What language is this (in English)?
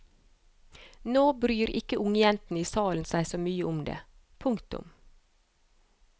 Norwegian